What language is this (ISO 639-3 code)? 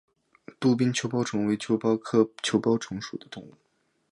zho